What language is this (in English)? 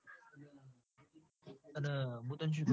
Gujarati